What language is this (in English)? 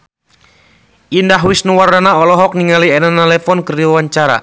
Sundanese